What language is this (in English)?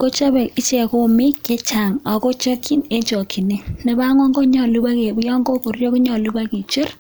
Kalenjin